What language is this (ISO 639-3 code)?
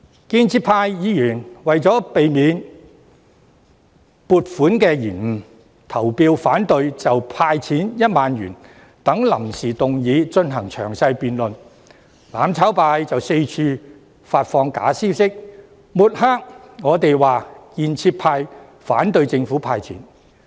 yue